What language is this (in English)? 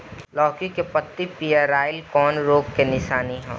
Bhojpuri